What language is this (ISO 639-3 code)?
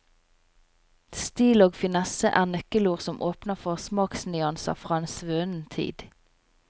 nor